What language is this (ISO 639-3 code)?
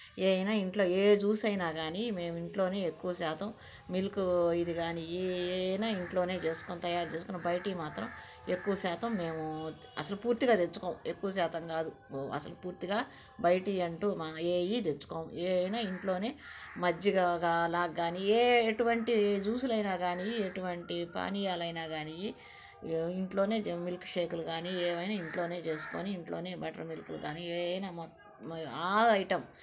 tel